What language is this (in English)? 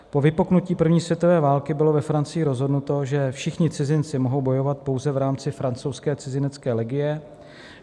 Czech